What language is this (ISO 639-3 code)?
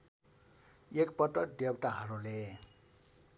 nep